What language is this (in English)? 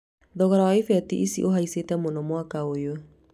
Kikuyu